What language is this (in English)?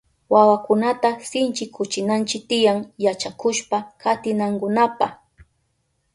Southern Pastaza Quechua